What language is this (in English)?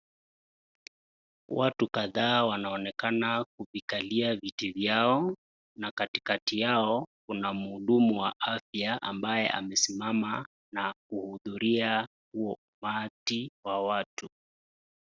Swahili